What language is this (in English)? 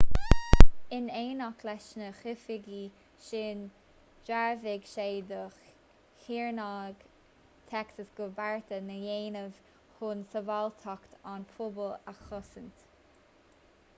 Irish